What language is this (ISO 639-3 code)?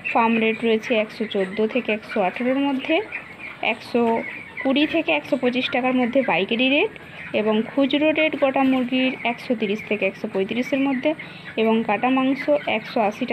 hin